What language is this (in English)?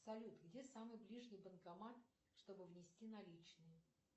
Russian